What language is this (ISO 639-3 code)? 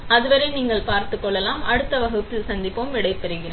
tam